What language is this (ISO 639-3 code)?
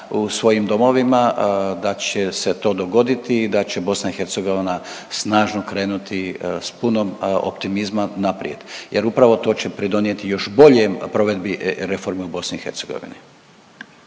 hrv